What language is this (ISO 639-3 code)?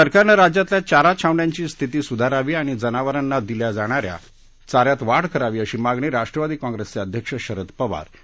mar